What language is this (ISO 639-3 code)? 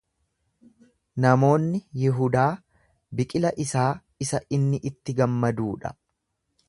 orm